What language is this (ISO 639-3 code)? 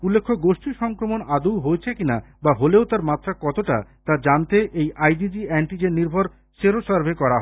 ben